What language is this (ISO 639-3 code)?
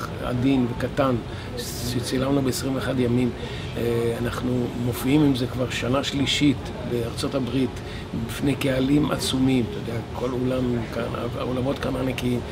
heb